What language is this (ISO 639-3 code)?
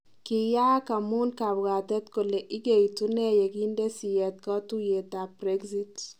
kln